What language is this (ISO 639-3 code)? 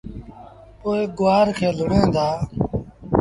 sbn